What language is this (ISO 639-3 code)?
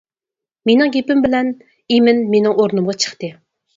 uig